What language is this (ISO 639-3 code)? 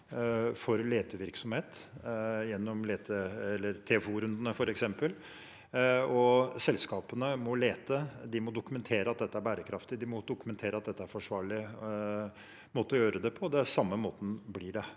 nor